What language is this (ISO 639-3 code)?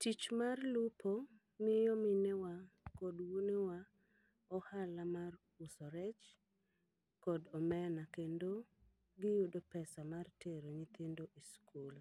luo